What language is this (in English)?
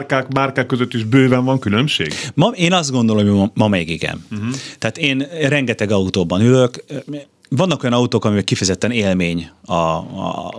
Hungarian